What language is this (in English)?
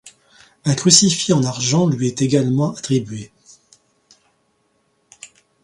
French